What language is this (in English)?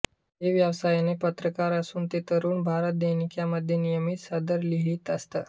Marathi